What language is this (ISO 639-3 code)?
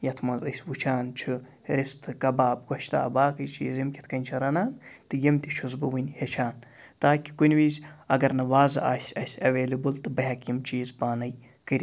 kas